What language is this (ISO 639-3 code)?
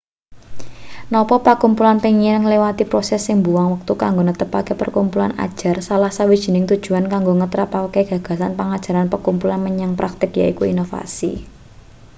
jav